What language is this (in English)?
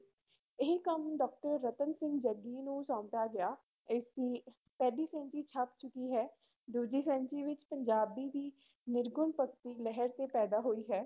Punjabi